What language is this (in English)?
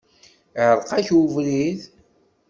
Kabyle